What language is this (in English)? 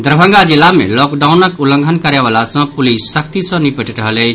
Maithili